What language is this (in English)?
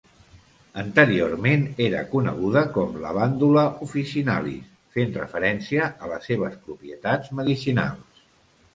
Catalan